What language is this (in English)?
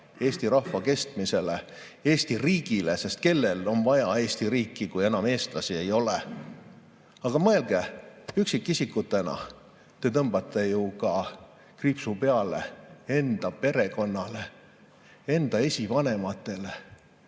Estonian